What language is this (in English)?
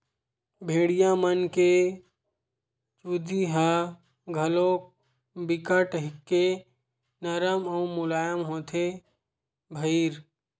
Chhattisgarhi